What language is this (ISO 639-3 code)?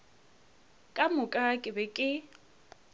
nso